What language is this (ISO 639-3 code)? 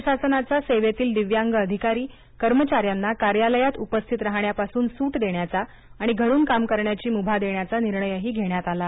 mar